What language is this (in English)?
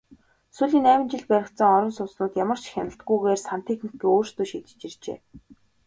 Mongolian